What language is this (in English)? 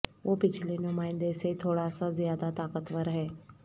Urdu